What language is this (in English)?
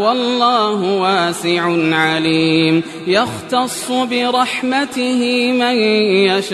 Arabic